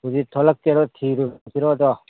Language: Manipuri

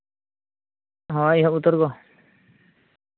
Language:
Santali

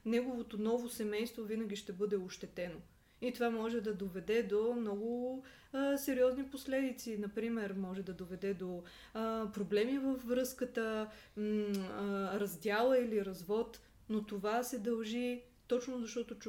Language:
Bulgarian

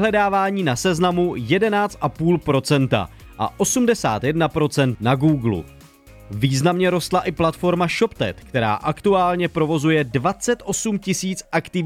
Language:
Czech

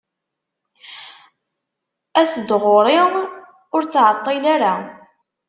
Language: Kabyle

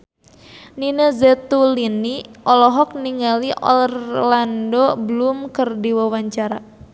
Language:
Sundanese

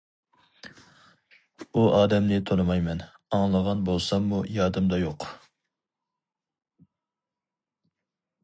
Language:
Uyghur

